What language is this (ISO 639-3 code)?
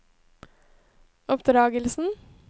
nor